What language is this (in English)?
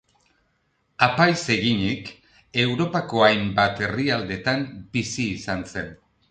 Basque